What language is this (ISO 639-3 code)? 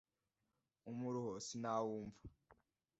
kin